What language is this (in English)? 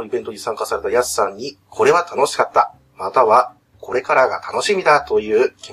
Japanese